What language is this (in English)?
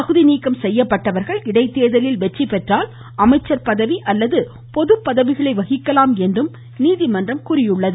Tamil